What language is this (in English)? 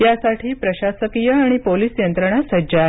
Marathi